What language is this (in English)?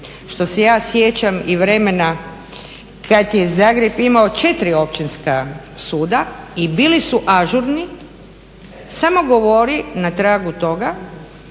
Croatian